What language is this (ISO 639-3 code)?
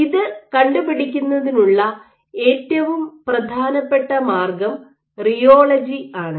mal